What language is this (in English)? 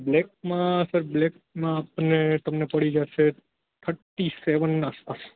Gujarati